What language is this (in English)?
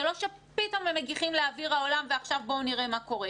Hebrew